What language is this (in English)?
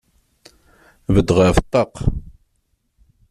Kabyle